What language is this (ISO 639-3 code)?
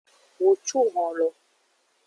ajg